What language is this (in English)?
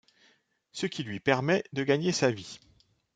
French